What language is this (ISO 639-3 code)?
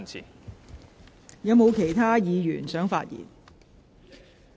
yue